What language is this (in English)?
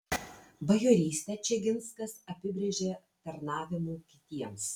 Lithuanian